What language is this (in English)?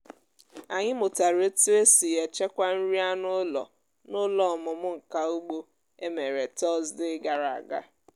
Igbo